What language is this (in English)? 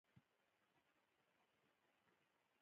Pashto